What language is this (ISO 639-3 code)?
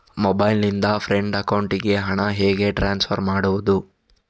kan